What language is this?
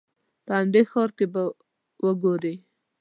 Pashto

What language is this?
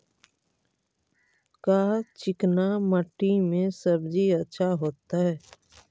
Magahi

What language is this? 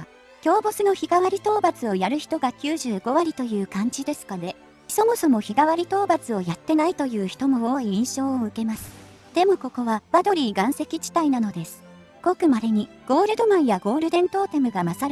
Japanese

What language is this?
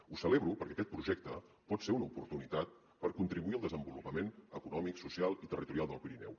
Catalan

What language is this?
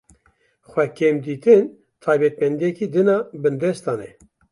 Kurdish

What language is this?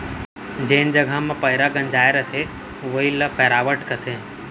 Chhattisgarhi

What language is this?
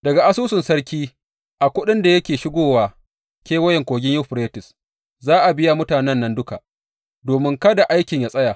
Hausa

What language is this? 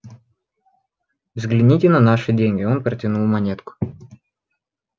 Russian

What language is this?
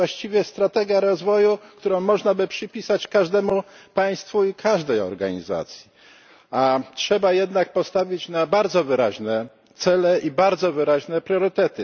Polish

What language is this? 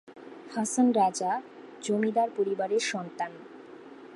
Bangla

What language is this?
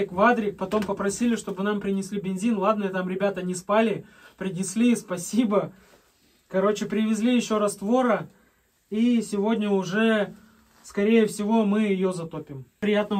Russian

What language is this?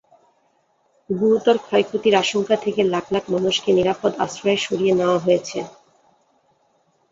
Bangla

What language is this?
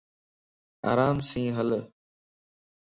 Lasi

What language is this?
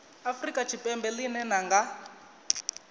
Venda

